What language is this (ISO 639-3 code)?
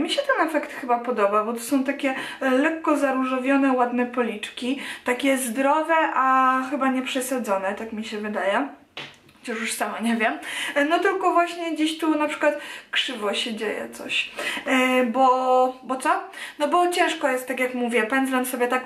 pol